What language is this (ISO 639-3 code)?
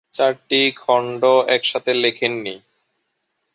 ben